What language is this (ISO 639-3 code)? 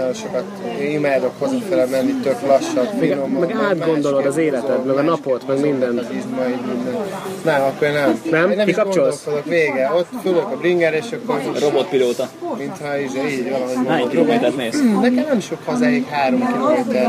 hun